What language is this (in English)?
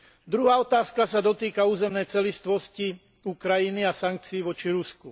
Slovak